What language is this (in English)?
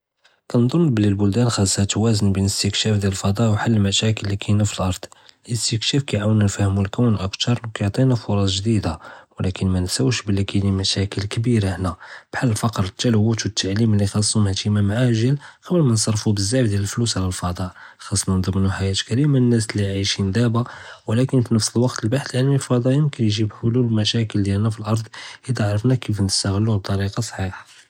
Judeo-Arabic